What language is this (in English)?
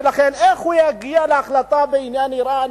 Hebrew